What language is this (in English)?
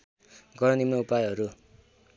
Nepali